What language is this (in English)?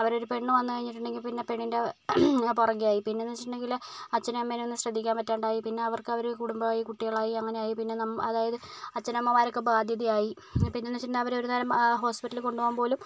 Malayalam